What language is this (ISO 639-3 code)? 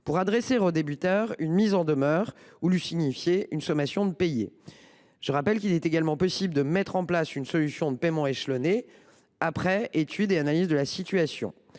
fra